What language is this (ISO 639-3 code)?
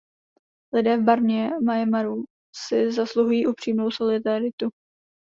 ces